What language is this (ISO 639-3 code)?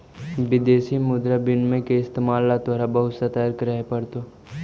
mag